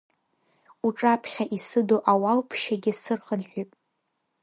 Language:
Abkhazian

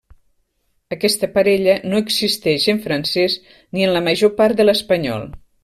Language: Catalan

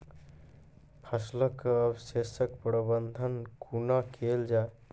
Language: Maithili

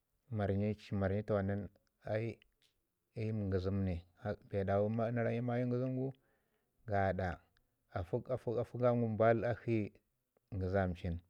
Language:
Ngizim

